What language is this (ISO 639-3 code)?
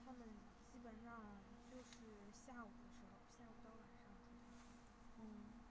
zho